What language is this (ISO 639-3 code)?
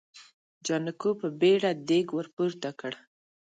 pus